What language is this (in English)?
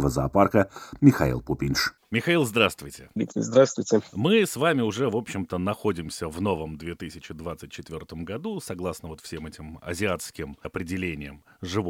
Russian